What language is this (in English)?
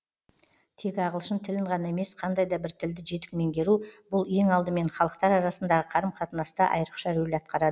Kazakh